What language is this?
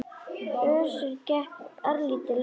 Icelandic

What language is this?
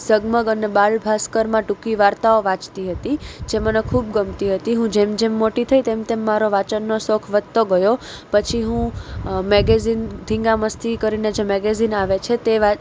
Gujarati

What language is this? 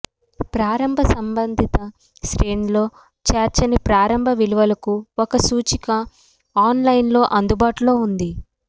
Telugu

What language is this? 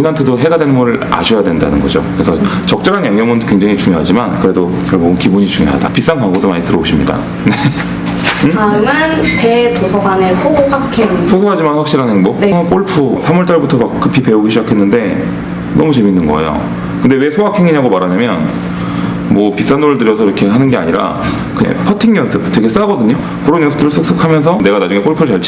Korean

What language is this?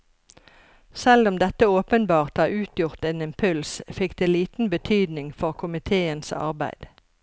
Norwegian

